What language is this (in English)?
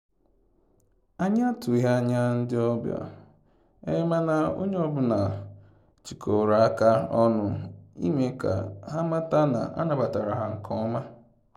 Igbo